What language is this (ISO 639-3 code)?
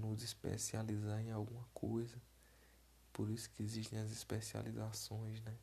por